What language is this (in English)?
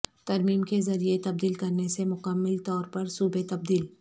Urdu